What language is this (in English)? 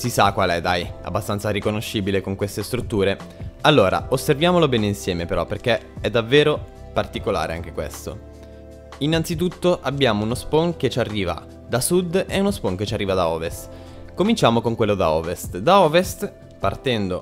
Italian